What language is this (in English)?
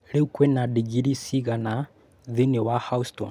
Kikuyu